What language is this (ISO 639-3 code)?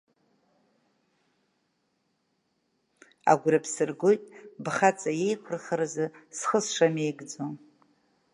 abk